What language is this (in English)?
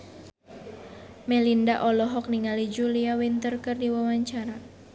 Sundanese